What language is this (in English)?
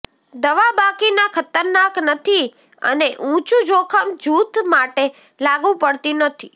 Gujarati